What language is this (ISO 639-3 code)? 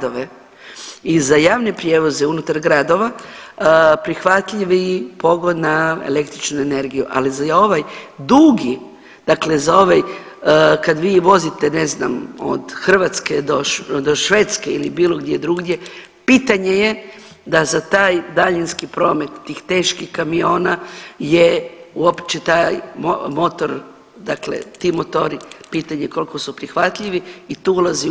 hrv